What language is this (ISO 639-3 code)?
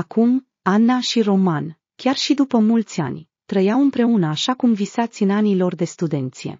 ron